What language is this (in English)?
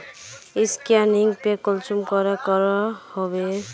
Magahi